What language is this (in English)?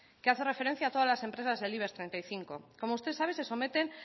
Spanish